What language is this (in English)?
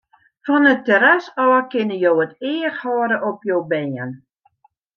Western Frisian